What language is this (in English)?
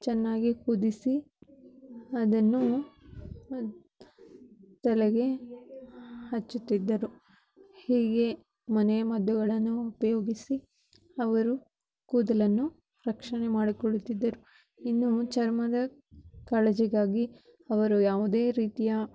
Kannada